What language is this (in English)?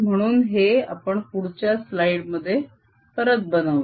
Marathi